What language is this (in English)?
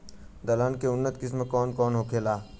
Bhojpuri